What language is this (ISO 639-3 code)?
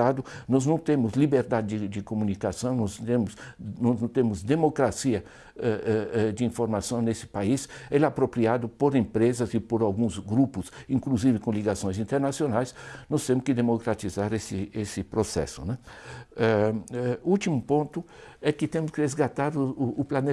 por